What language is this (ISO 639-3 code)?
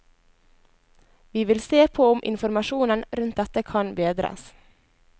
nor